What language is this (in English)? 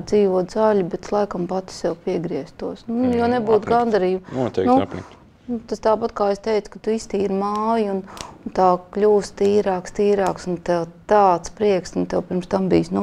Latvian